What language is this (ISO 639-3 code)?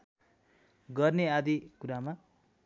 nep